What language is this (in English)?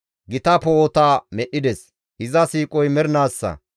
Gamo